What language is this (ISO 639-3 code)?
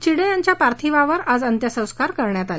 mar